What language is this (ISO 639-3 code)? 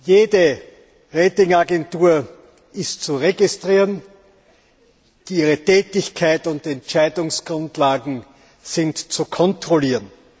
deu